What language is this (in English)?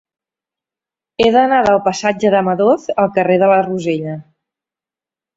Catalan